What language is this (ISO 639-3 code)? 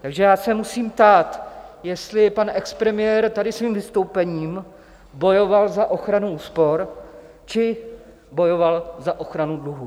ces